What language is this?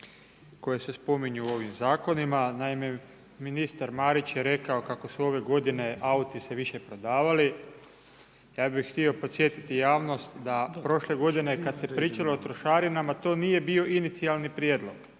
Croatian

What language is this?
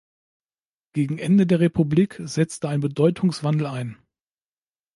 German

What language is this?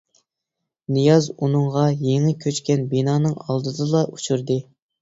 Uyghur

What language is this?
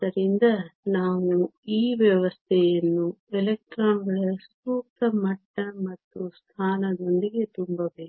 Kannada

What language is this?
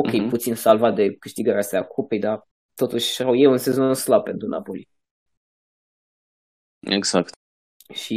Romanian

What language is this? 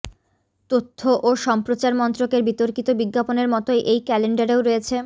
Bangla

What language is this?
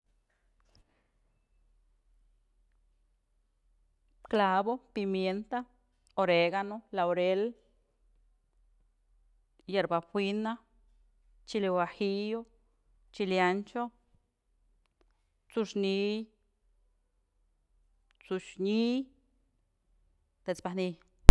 Mazatlán Mixe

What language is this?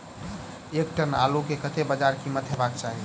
Maithili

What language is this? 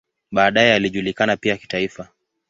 Swahili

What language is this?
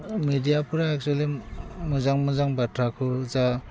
Bodo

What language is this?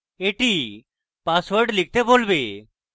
Bangla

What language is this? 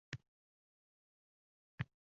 Uzbek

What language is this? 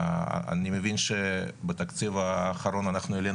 Hebrew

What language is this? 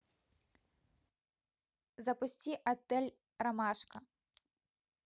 Russian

